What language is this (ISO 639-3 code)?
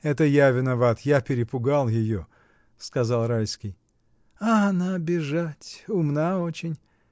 rus